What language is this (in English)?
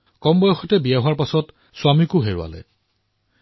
Assamese